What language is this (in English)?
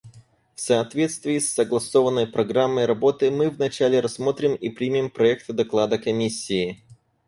Russian